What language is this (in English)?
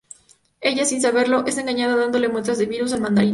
Spanish